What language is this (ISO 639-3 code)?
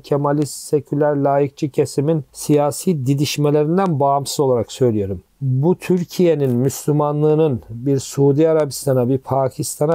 tur